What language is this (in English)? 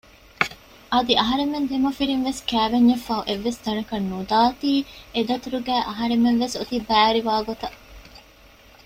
Divehi